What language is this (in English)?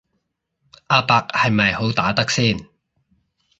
Cantonese